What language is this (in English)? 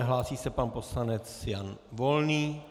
Czech